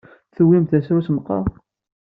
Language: Kabyle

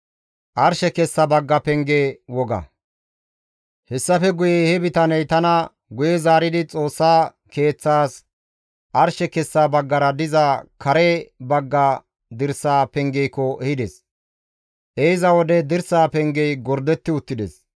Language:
Gamo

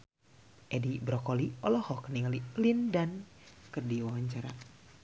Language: Sundanese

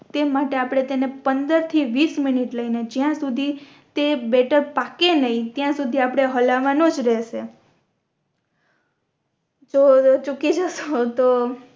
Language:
Gujarati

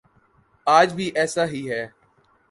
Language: Urdu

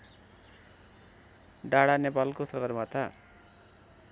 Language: Nepali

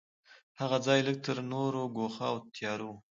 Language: Pashto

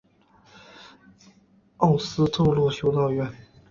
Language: Chinese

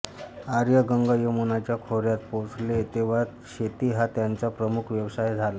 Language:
Marathi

